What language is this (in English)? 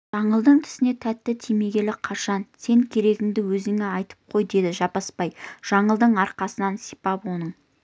Kazakh